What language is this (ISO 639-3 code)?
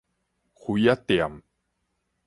nan